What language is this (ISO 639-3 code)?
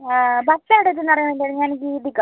mal